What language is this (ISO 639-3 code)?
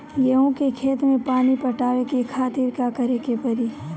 bho